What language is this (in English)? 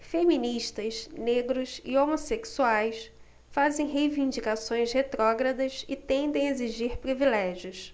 Portuguese